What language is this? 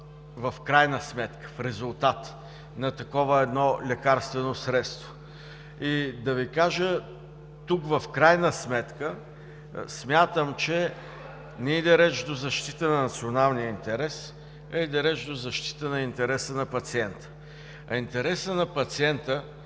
Bulgarian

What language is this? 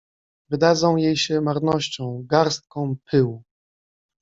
Polish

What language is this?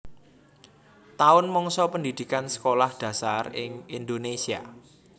Javanese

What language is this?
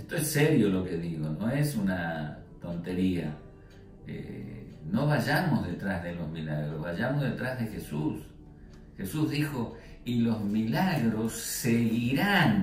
Spanish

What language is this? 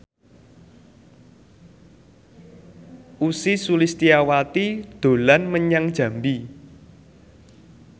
Javanese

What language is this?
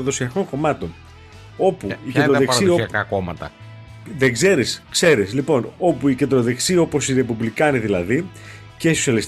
Greek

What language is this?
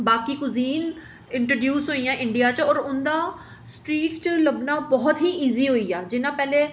Dogri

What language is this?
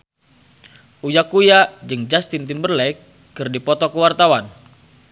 Sundanese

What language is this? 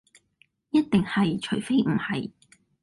Cantonese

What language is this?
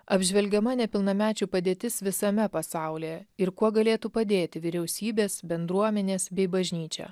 Lithuanian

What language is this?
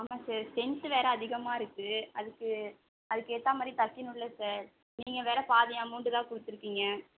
Tamil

